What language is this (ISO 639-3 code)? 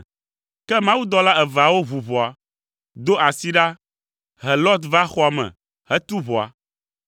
ewe